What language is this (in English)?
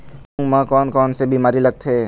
Chhattisgarhi